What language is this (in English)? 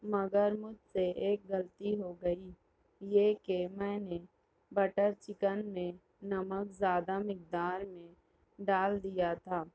Urdu